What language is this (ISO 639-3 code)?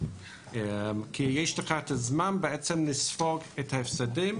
heb